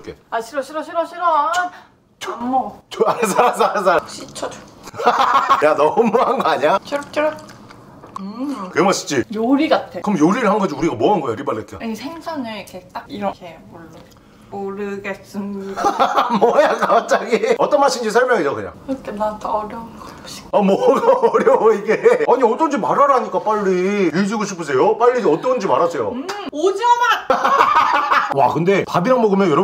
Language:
Korean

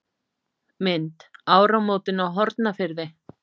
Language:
Icelandic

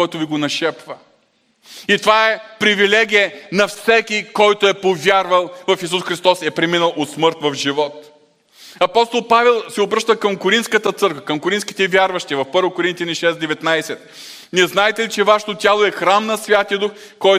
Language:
Bulgarian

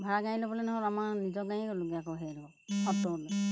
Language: Assamese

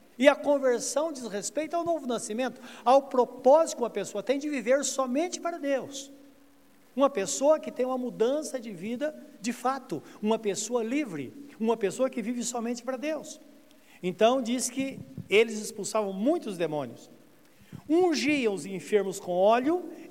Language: Portuguese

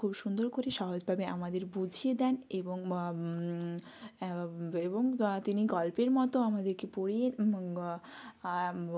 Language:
Bangla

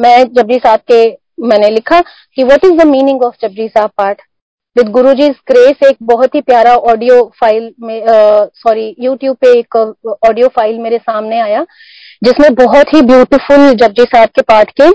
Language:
Hindi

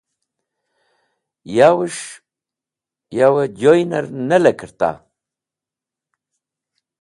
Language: Wakhi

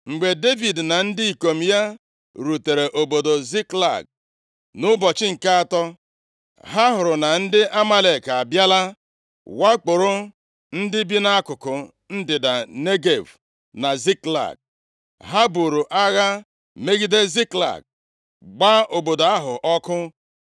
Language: Igbo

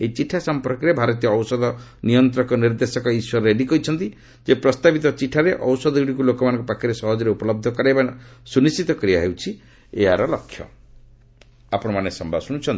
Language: Odia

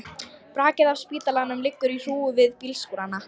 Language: Icelandic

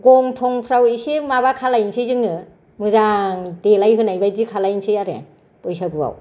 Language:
Bodo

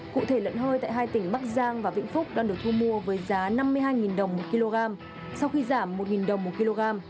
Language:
Vietnamese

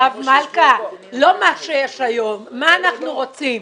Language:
Hebrew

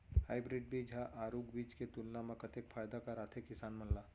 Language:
Chhattisgarhi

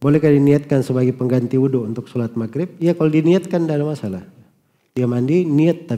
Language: Indonesian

